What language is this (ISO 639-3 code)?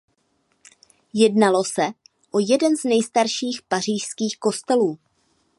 ces